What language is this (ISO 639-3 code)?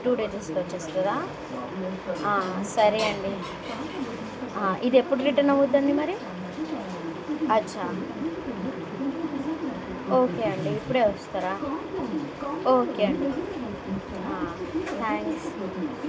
tel